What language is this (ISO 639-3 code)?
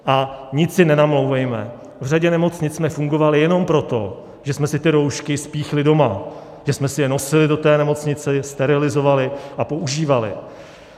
ces